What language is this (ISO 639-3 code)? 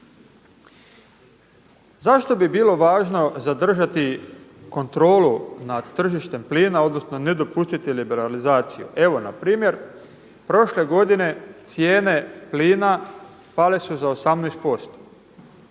hrv